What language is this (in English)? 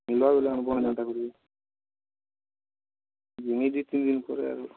Odia